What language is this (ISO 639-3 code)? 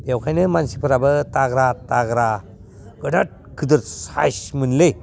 brx